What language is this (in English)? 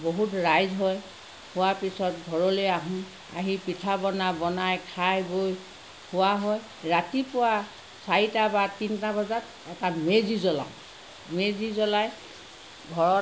Assamese